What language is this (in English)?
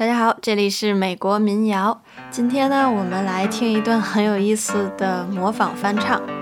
Chinese